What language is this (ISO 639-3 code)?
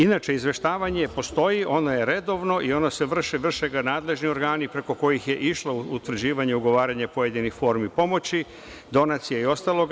srp